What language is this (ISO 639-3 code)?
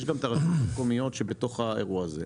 heb